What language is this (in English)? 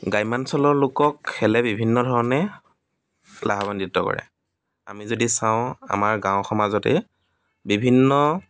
Assamese